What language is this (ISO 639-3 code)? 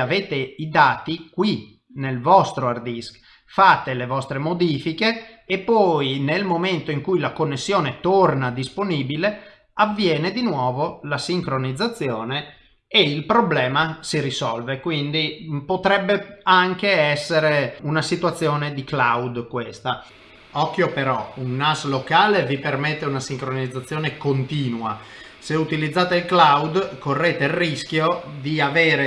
ita